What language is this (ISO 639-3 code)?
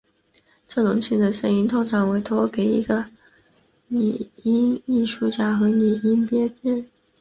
zho